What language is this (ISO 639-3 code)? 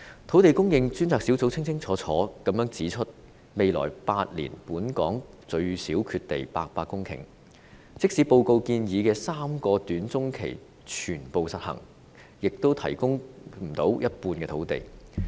yue